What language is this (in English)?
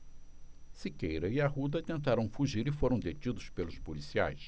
Portuguese